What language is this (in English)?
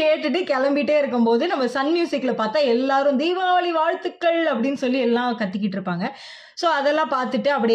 Tamil